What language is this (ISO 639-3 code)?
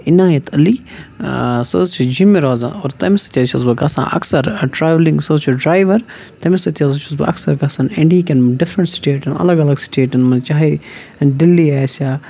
kas